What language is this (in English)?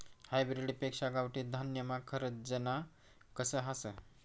Marathi